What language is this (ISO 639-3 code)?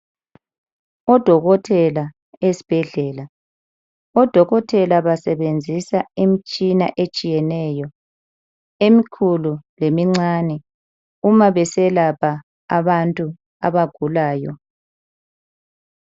nde